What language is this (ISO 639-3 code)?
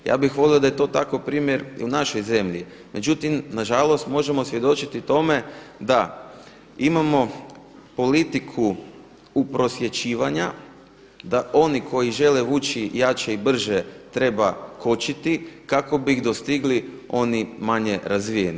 hrv